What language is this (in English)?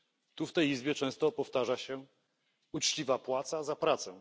Polish